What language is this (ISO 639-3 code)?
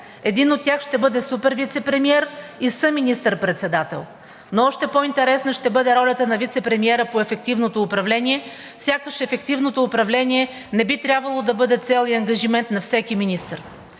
bul